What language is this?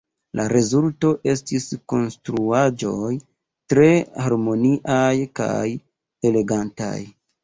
Esperanto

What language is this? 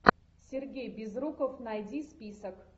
Russian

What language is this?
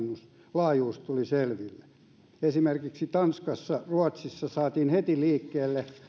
Finnish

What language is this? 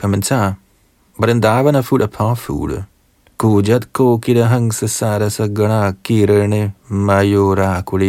Danish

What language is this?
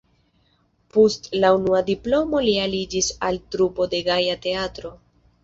Esperanto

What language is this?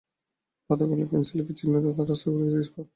Bangla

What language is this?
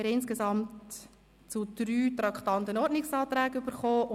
Swiss German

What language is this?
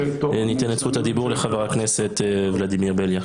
Hebrew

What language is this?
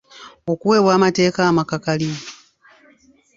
Ganda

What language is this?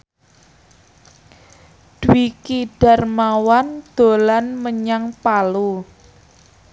Javanese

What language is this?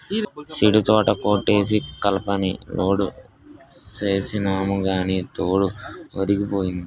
Telugu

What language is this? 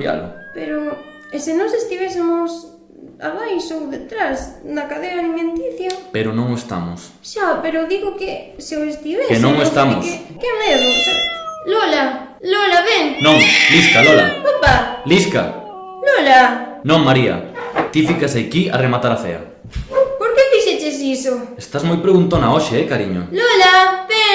Spanish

